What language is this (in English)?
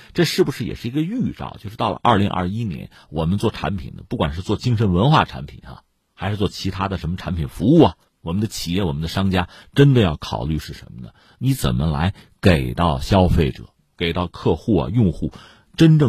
Chinese